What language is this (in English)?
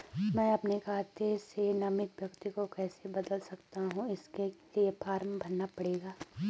Hindi